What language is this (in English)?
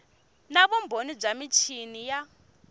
Tsonga